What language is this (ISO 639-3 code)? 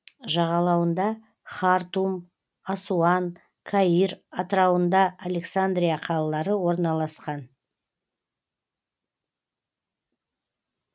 kaz